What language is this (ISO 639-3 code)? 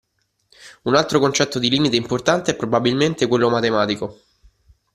ita